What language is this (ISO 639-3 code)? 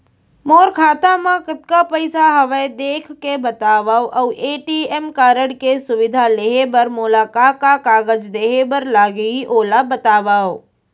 hne